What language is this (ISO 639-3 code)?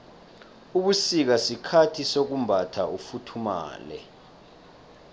nbl